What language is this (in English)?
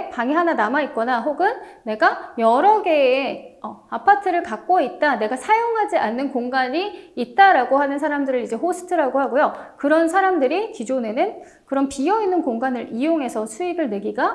Korean